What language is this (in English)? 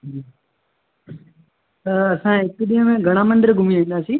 Sindhi